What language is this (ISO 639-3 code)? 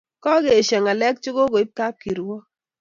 kln